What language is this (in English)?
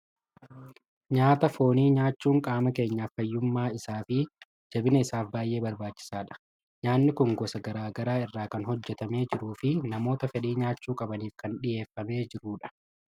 Oromo